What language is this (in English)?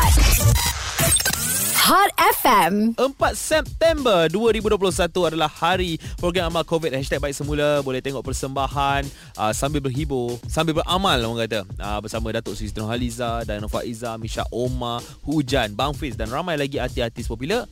Malay